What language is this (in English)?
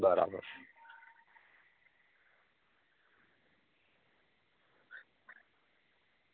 Gujarati